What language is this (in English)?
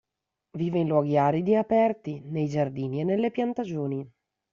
Italian